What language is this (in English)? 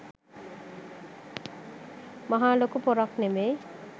Sinhala